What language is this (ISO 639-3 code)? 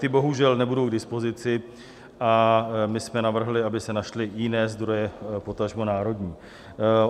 ces